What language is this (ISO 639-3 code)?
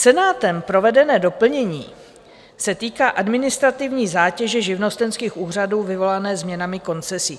ces